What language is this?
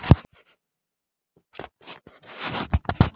Magahi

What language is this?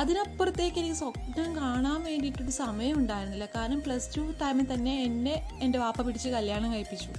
Malayalam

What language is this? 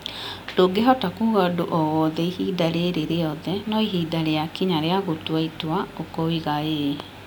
Kikuyu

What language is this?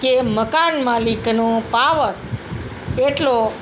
Gujarati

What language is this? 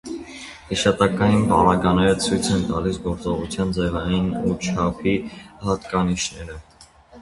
Armenian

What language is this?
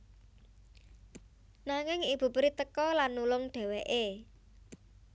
Javanese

